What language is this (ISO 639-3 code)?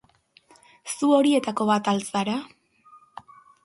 eus